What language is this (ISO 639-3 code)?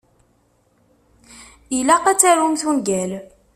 kab